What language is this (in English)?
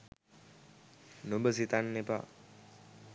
Sinhala